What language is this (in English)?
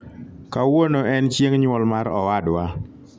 Luo (Kenya and Tanzania)